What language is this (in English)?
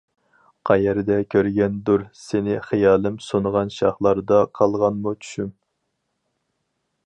Uyghur